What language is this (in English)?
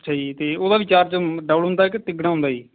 Punjabi